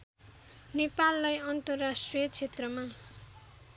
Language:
Nepali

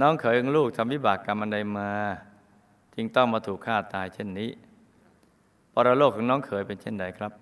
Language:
Thai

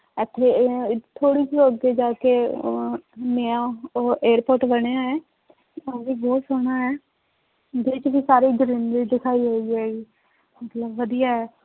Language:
Punjabi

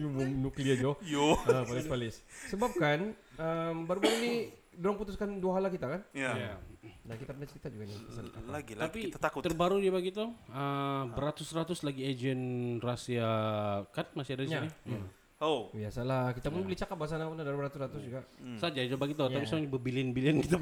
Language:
Malay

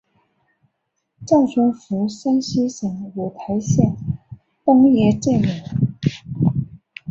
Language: Chinese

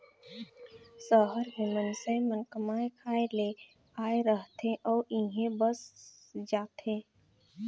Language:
Chhattisgarhi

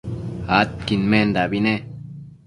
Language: Matsés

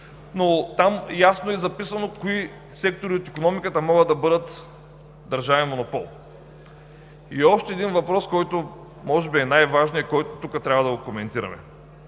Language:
Bulgarian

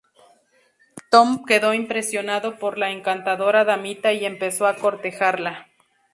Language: Spanish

